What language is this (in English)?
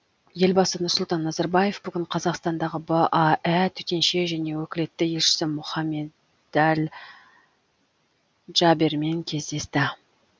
Kazakh